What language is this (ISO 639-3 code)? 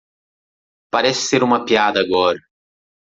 por